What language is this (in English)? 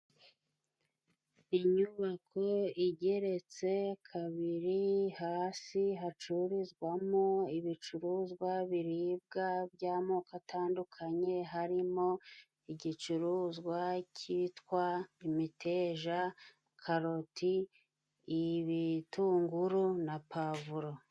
Kinyarwanda